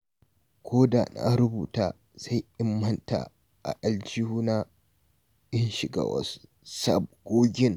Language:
Hausa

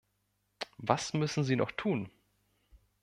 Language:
German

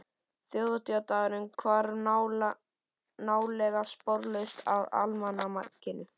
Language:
Icelandic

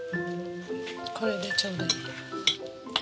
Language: Japanese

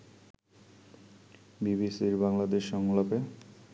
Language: Bangla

